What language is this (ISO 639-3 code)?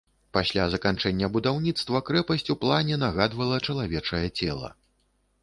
bel